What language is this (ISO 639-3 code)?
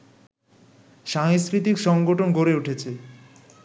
ben